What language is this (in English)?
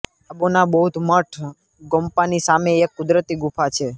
Gujarati